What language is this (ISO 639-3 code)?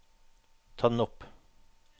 nor